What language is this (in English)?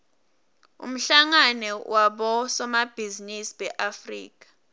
Swati